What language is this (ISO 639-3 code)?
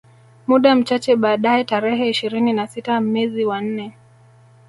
swa